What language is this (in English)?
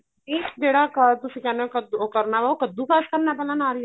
Punjabi